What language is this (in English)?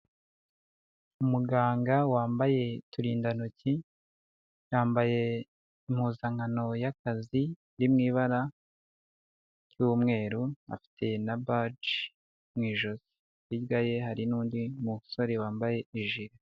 Kinyarwanda